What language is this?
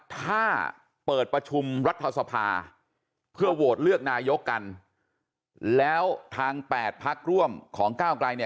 Thai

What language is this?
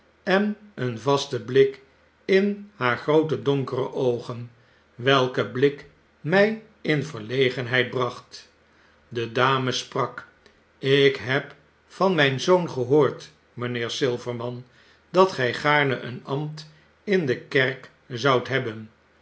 Dutch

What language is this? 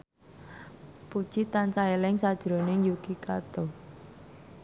Javanese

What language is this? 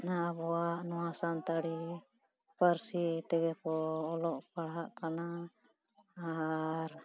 Santali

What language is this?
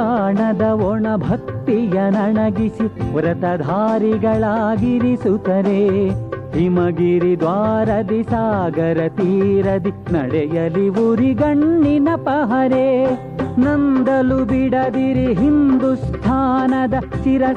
Kannada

